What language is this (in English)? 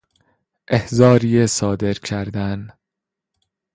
Persian